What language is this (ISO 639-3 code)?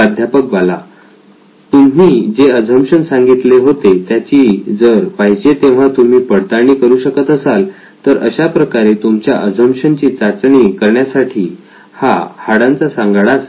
mar